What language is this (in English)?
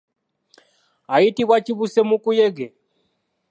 Ganda